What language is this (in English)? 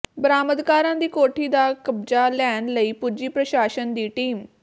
Punjabi